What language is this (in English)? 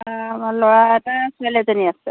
Assamese